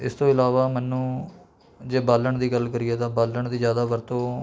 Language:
Punjabi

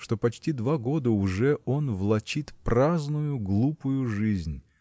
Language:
Russian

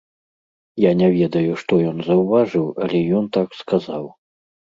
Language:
Belarusian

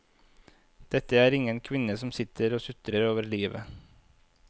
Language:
Norwegian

